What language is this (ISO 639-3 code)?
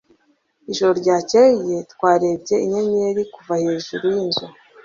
kin